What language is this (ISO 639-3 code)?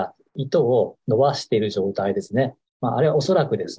jpn